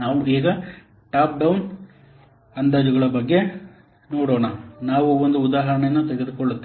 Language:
Kannada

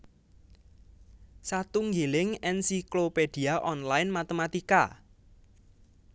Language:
Javanese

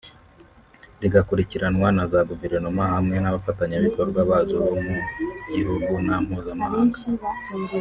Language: Kinyarwanda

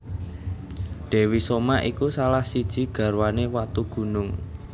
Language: Javanese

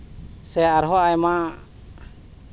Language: Santali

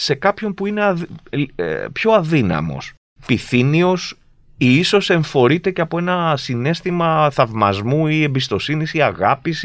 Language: Greek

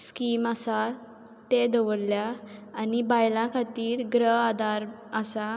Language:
Konkani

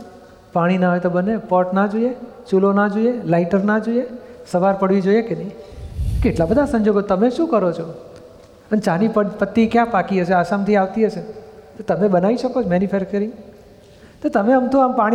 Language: Gujarati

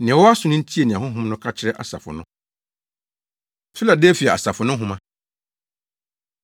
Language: Akan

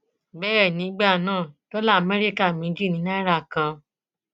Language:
Yoruba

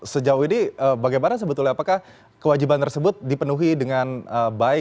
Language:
Indonesian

